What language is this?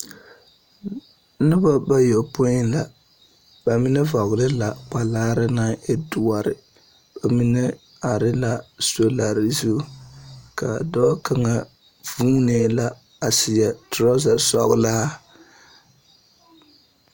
Southern Dagaare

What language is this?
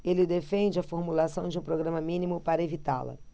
Portuguese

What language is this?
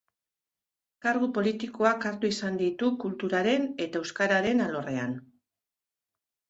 Basque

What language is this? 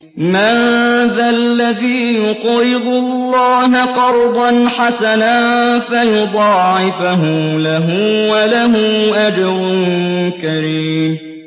Arabic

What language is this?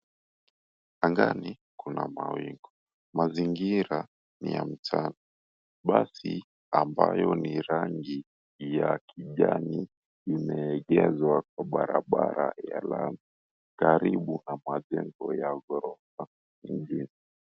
Swahili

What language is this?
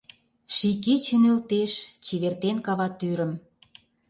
Mari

